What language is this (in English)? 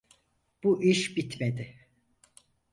Turkish